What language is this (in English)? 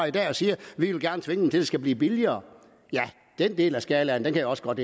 Danish